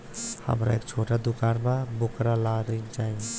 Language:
Bhojpuri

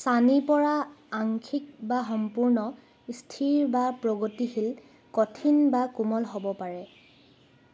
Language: Assamese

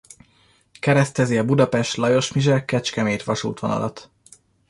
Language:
Hungarian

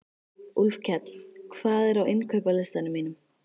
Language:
Icelandic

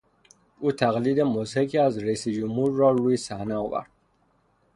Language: Persian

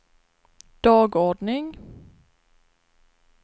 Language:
Swedish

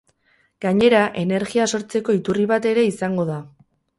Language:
Basque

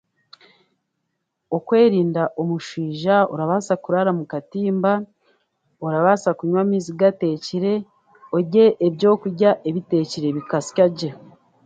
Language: Chiga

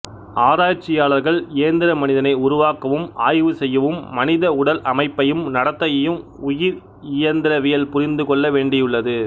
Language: Tamil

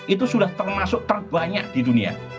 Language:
Indonesian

